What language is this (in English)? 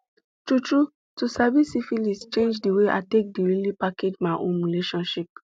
Nigerian Pidgin